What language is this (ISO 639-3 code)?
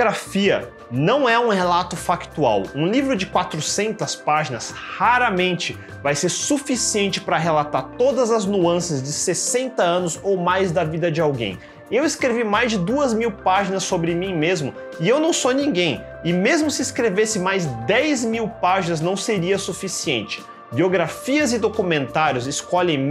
por